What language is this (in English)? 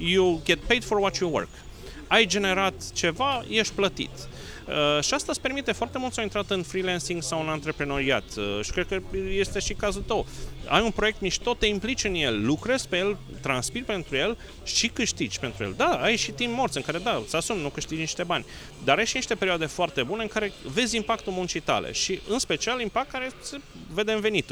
Romanian